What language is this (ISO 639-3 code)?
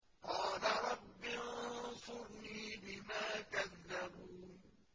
ara